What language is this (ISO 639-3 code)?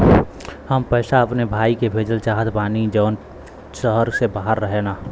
bho